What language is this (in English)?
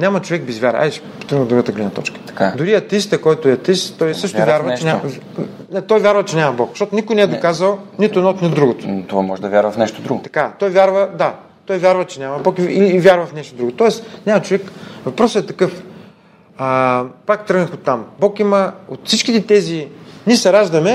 Bulgarian